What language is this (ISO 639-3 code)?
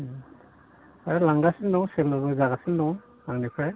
brx